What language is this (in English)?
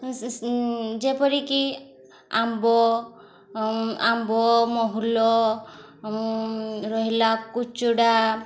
Odia